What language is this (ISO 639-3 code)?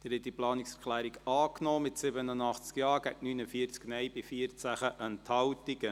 gsw